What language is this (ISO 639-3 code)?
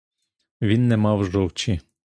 ukr